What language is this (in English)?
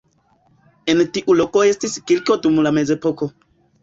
Esperanto